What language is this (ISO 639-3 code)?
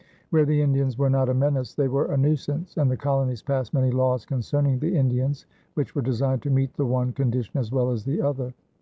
eng